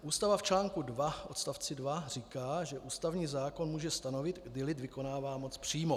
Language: Czech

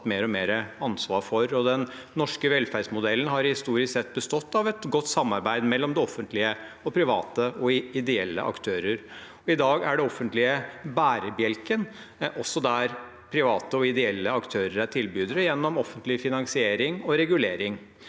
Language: Norwegian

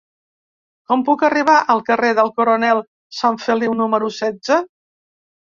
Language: Catalan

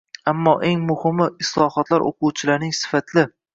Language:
Uzbek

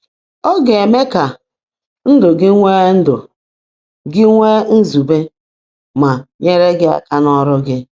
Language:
Igbo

